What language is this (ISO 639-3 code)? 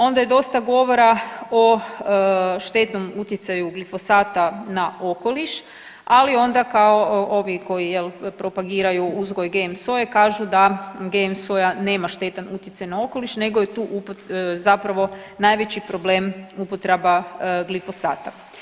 hrv